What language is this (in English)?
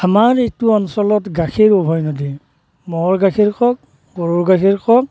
Assamese